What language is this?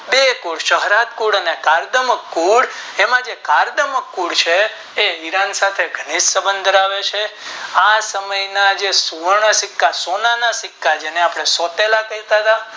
Gujarati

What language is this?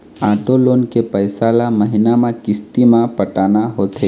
Chhattisgarhi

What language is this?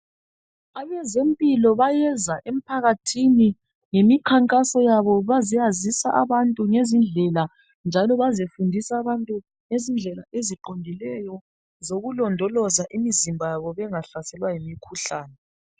North Ndebele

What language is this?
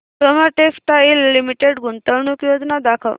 Marathi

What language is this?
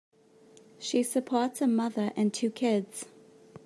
English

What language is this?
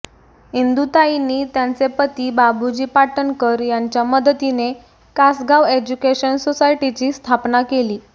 Marathi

